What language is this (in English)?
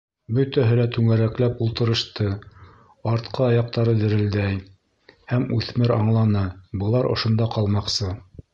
Bashkir